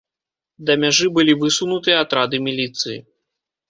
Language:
Belarusian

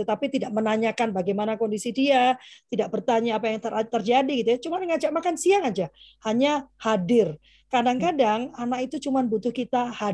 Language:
Indonesian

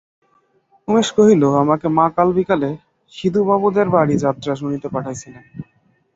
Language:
Bangla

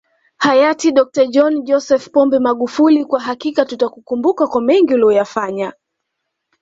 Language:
Swahili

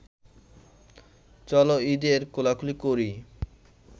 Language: Bangla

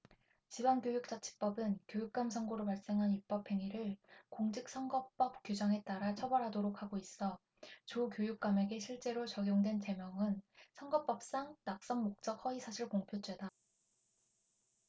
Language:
Korean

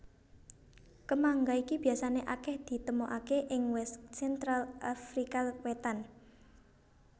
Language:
Javanese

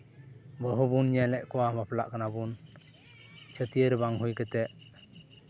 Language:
Santali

